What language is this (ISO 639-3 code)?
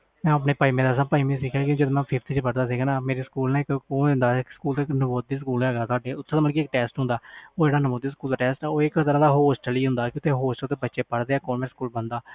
pan